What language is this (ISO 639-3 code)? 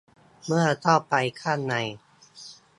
tha